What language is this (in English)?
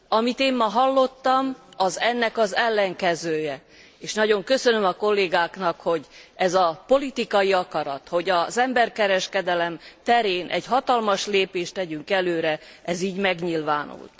Hungarian